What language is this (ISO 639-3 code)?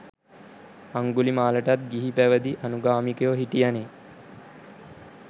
sin